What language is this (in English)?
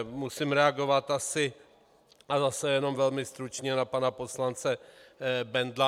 Czech